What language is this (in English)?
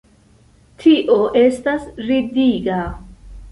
Esperanto